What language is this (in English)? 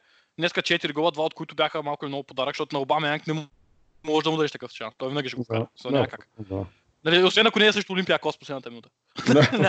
Bulgarian